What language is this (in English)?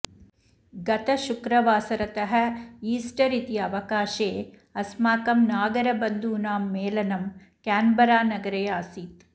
Sanskrit